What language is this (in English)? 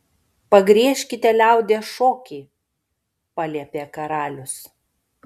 Lithuanian